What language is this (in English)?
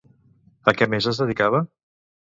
Catalan